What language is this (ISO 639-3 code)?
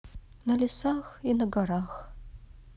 rus